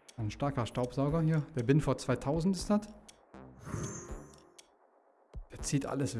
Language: German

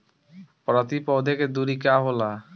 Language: Bhojpuri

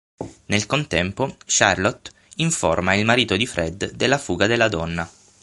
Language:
Italian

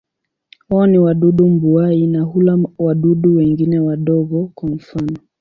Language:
Swahili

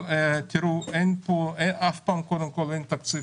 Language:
Hebrew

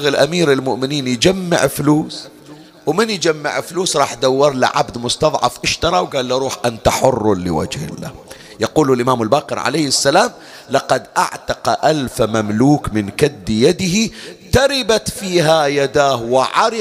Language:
Arabic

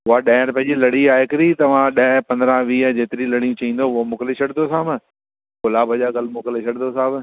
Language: Sindhi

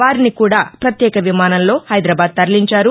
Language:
Telugu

